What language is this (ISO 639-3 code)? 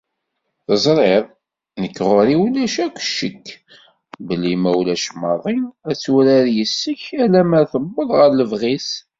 kab